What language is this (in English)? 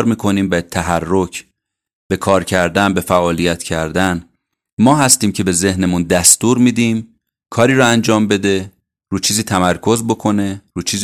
Persian